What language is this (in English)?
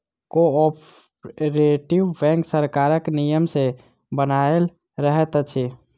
Maithili